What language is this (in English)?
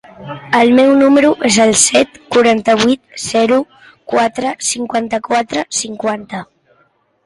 Catalan